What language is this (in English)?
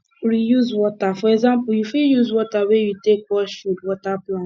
Nigerian Pidgin